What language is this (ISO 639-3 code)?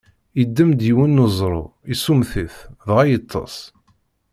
kab